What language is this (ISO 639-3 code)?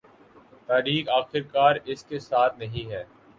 urd